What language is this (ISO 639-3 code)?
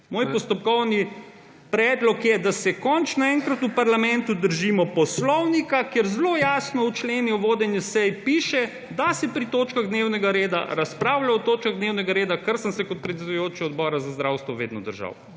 slv